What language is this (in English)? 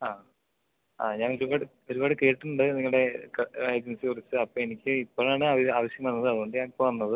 Malayalam